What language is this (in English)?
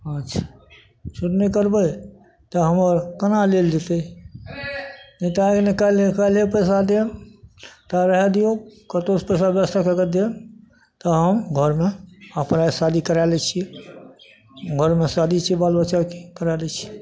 Maithili